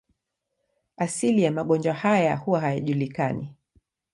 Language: Swahili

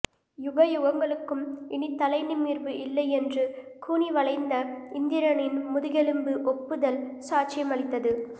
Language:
Tamil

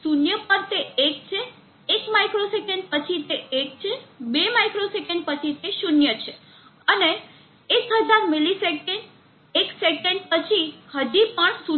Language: Gujarati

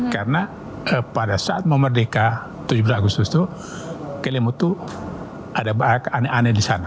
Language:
Indonesian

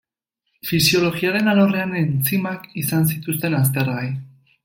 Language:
Basque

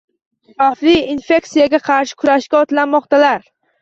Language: Uzbek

